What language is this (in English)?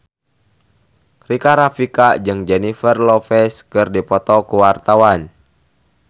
Sundanese